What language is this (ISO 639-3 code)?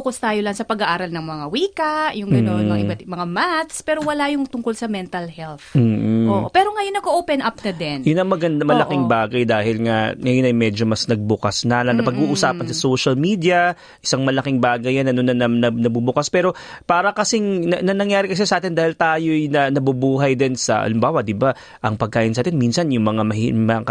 fil